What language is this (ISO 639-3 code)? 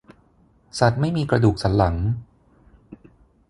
tha